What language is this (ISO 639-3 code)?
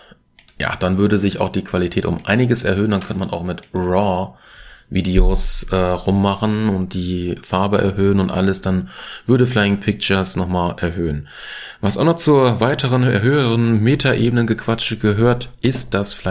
deu